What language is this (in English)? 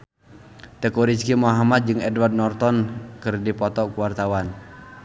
Sundanese